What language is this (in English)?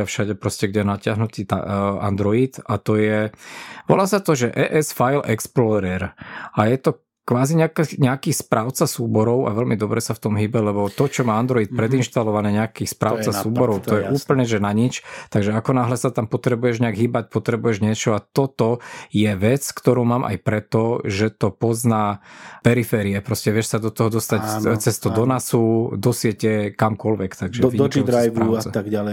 Slovak